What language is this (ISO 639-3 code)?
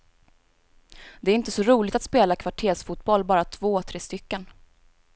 swe